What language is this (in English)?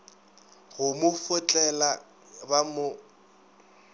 Northern Sotho